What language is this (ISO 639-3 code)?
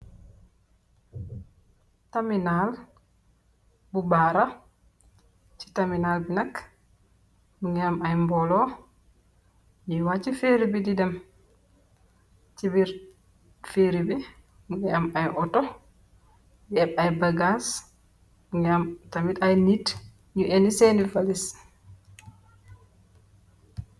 wol